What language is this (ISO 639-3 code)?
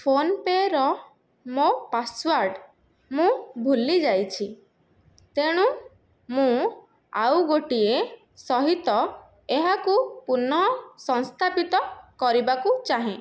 ori